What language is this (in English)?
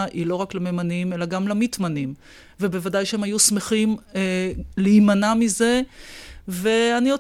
Hebrew